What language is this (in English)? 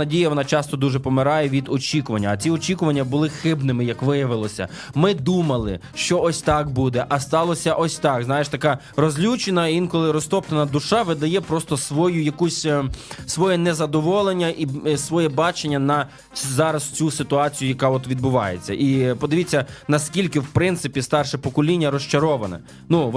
Ukrainian